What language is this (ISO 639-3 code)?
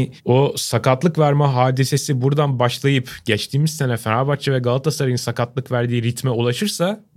tur